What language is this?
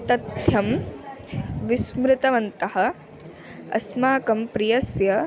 Sanskrit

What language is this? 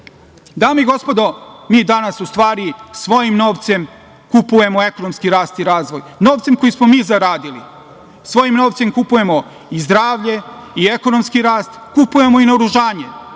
Serbian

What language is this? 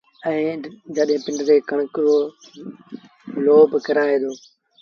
Sindhi Bhil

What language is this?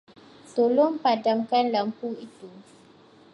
Malay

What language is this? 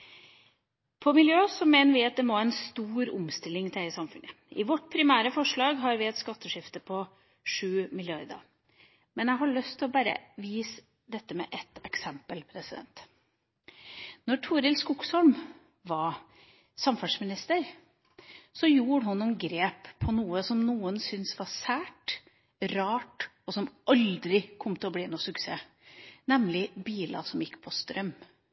Norwegian Bokmål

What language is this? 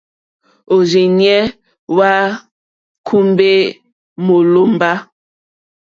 Mokpwe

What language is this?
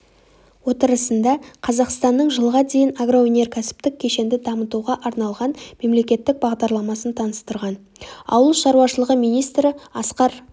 Kazakh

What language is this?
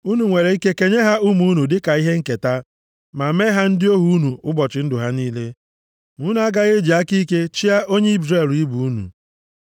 Igbo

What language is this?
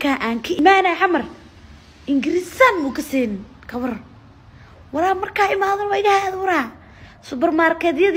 Arabic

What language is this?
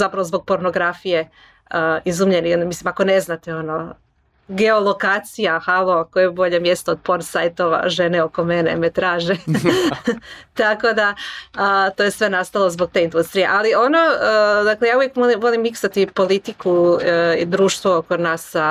Croatian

